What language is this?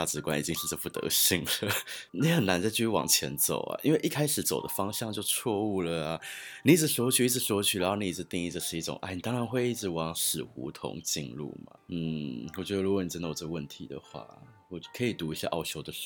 Chinese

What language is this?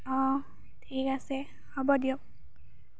Assamese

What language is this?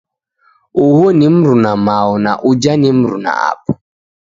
Taita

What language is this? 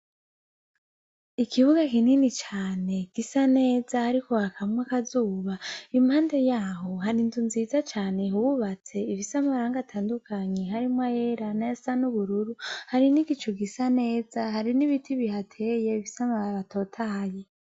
Rundi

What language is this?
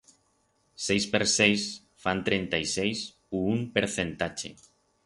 Aragonese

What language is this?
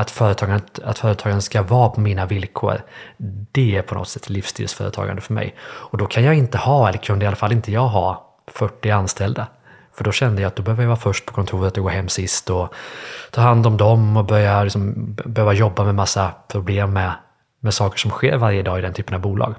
Swedish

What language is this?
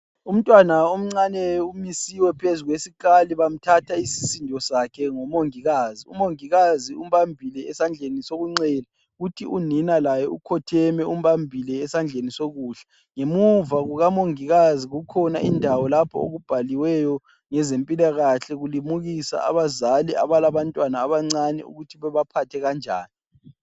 North Ndebele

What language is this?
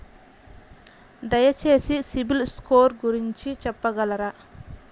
Telugu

